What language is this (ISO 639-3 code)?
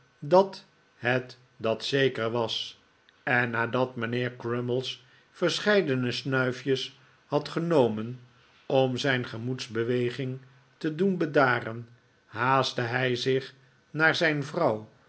nld